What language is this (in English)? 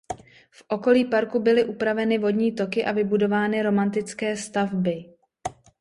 Czech